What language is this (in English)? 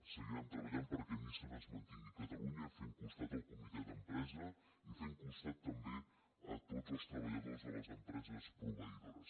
Catalan